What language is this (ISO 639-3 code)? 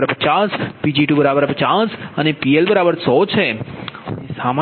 guj